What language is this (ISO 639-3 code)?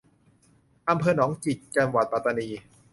tha